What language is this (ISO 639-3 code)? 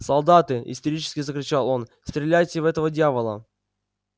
rus